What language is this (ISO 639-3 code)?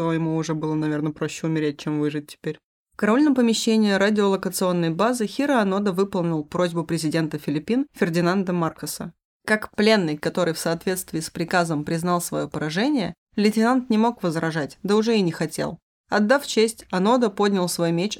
rus